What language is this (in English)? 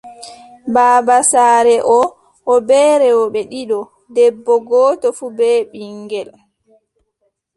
Adamawa Fulfulde